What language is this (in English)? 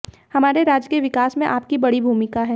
Hindi